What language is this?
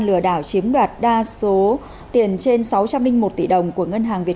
Vietnamese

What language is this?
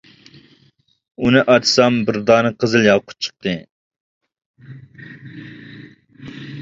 Uyghur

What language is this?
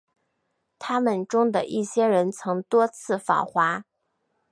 Chinese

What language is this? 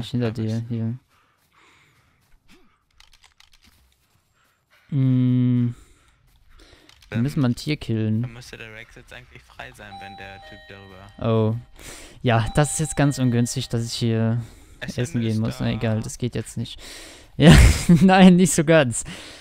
German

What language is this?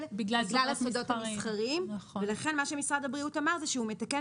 Hebrew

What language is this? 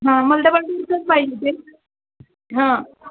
Marathi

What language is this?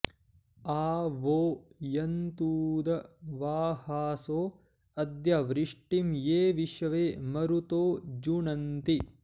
Sanskrit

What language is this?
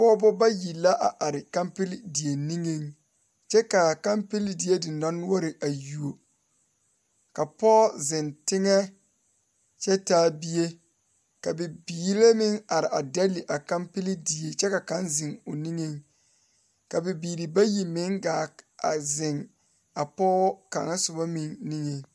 Southern Dagaare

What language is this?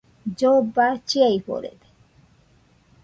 Nüpode Huitoto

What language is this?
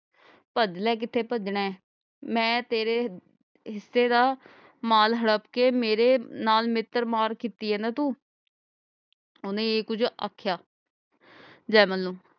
Punjabi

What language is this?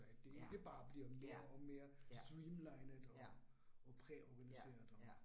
Danish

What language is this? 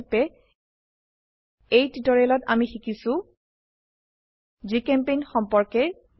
Assamese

